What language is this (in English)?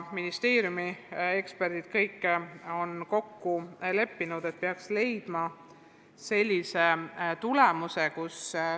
Estonian